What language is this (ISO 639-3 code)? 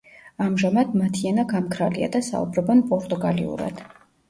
kat